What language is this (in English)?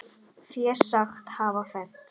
Icelandic